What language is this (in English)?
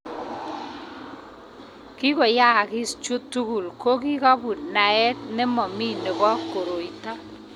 Kalenjin